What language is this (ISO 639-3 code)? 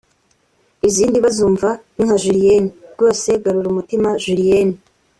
kin